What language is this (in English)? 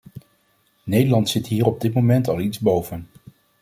Dutch